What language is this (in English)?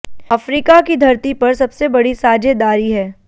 Hindi